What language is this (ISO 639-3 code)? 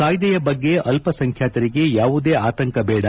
kan